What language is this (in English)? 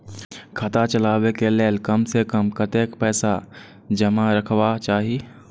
Maithili